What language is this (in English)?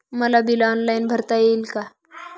Marathi